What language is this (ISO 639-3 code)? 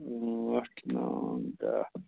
kas